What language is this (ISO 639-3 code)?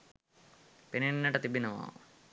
sin